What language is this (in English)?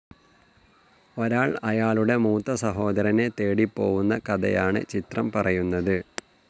Malayalam